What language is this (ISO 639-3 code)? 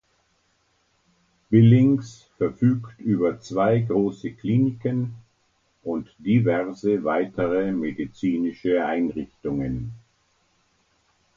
deu